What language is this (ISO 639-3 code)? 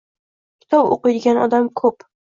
uzb